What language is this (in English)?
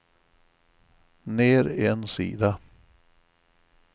Swedish